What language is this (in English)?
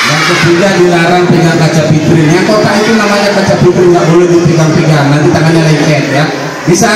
Indonesian